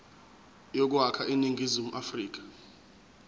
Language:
Zulu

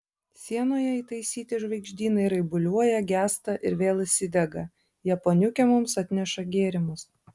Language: Lithuanian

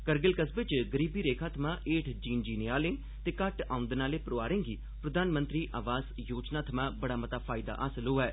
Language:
Dogri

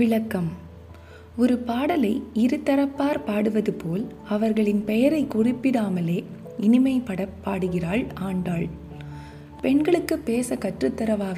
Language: Tamil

